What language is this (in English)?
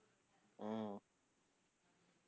Tamil